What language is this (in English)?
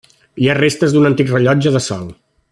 Catalan